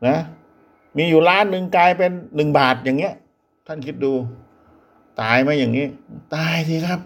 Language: Thai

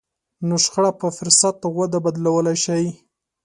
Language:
Pashto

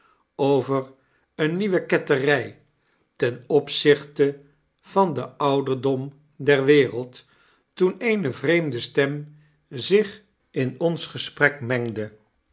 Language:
Dutch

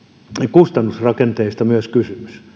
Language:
Finnish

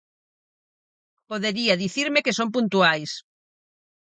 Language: Galician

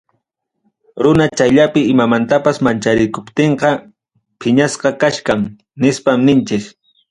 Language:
Ayacucho Quechua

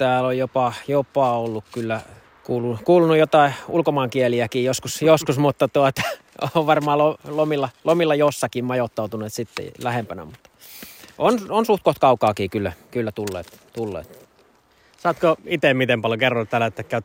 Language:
Finnish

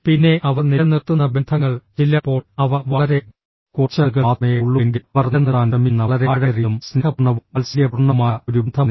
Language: Malayalam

